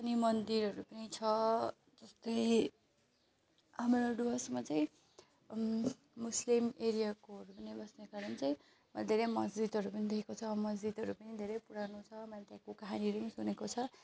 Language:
Nepali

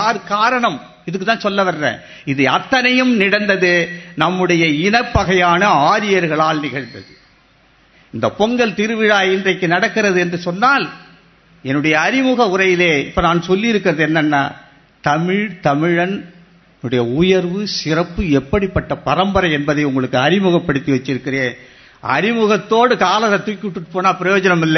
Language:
Tamil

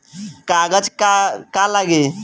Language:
Bhojpuri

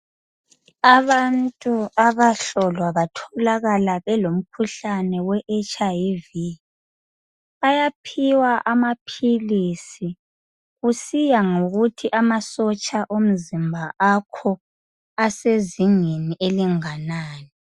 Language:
North Ndebele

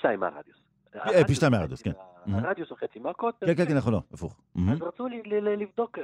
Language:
Hebrew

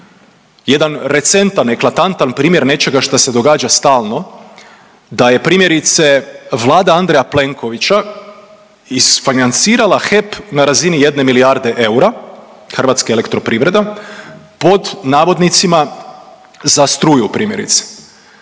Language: Croatian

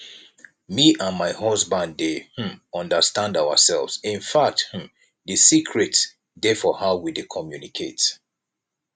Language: Nigerian Pidgin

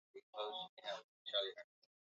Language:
Swahili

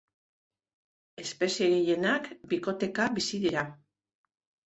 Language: Basque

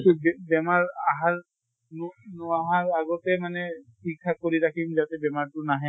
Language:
Assamese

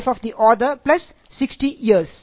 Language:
Malayalam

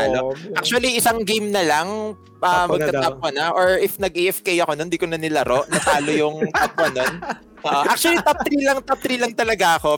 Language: Filipino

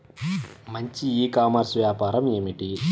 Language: Telugu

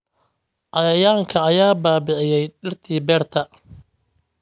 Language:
Somali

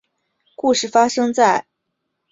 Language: Chinese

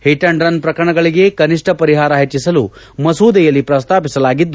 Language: Kannada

